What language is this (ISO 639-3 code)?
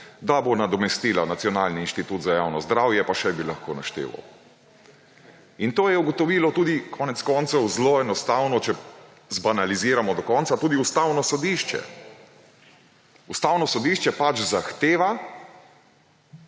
slv